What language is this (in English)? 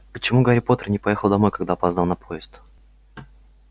Russian